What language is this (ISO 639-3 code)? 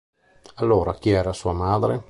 ita